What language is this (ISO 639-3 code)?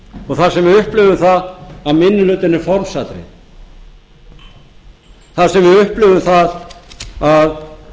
isl